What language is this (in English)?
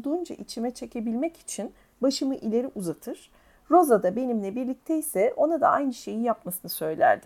Turkish